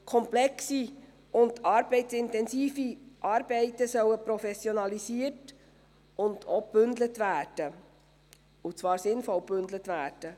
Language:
Swiss German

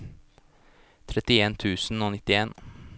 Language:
Norwegian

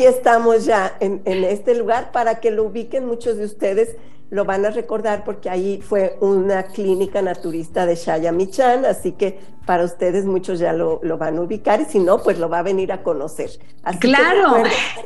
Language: Spanish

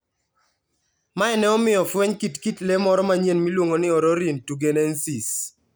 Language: Luo (Kenya and Tanzania)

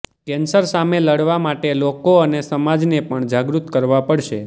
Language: Gujarati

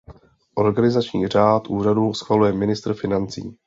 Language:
Czech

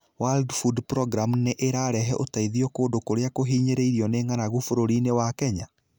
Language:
Kikuyu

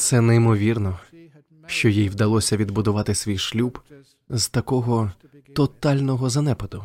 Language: Ukrainian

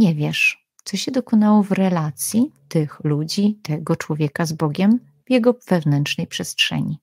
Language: Polish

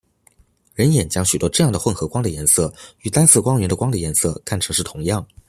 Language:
Chinese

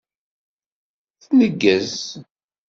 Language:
Kabyle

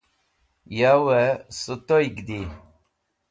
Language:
Wakhi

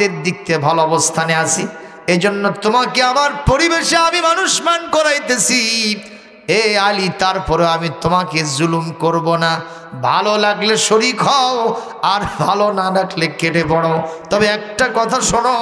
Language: Arabic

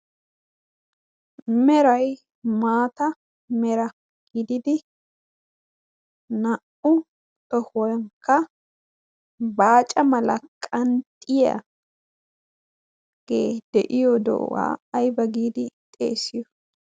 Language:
Wolaytta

